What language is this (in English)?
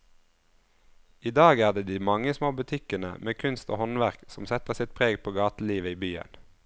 Norwegian